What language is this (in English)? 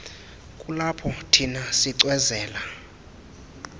Xhosa